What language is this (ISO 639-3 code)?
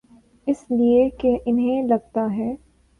urd